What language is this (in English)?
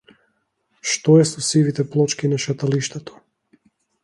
Macedonian